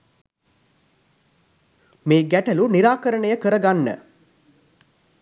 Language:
Sinhala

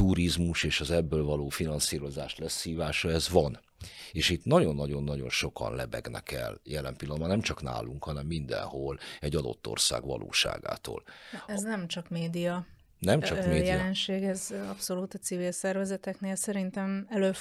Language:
Hungarian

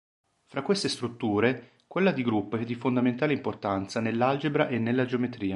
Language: Italian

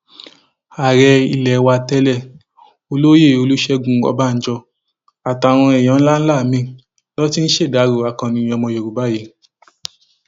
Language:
Yoruba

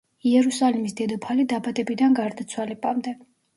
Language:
Georgian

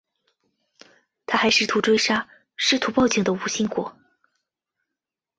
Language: Chinese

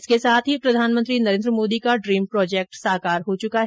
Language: Hindi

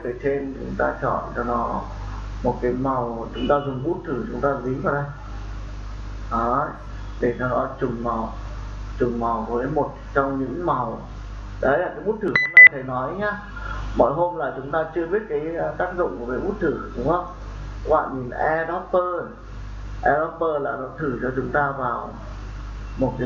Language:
Vietnamese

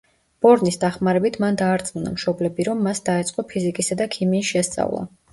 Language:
Georgian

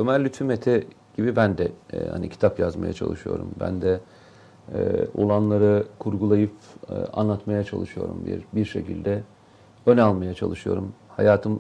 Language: Turkish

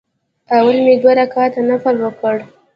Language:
Pashto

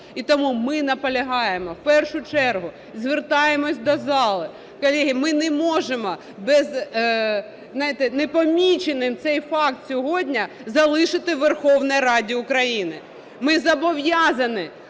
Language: Ukrainian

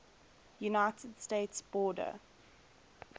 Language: English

